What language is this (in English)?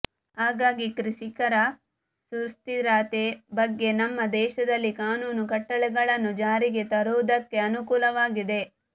Kannada